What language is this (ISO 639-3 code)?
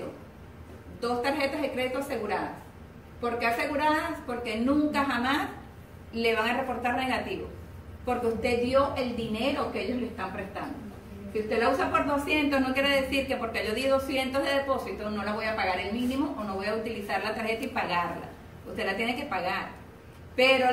spa